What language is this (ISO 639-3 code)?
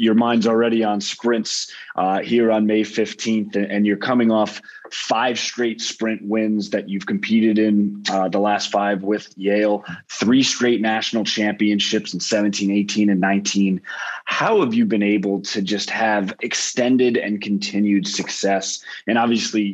eng